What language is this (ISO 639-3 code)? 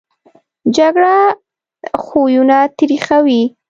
pus